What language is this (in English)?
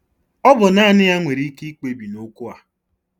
Igbo